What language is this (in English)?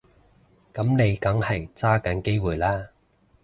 Cantonese